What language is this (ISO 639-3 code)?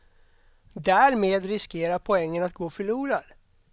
swe